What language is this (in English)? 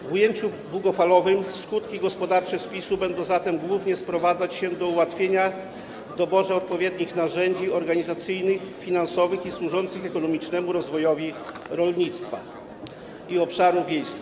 Polish